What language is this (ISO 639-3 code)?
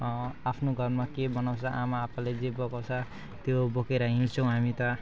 nep